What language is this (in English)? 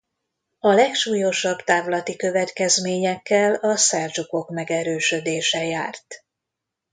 Hungarian